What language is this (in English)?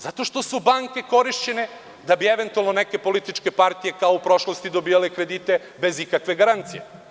Serbian